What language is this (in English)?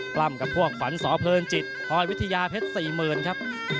Thai